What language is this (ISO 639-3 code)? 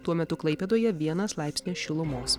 lit